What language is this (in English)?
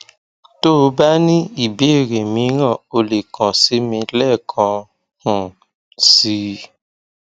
Yoruba